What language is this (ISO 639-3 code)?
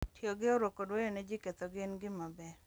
luo